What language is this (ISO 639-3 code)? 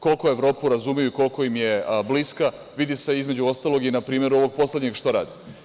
srp